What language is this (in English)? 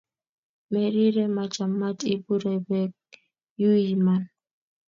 Kalenjin